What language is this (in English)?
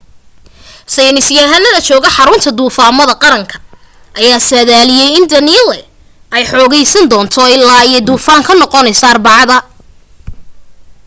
Somali